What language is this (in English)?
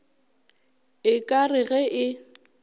Northern Sotho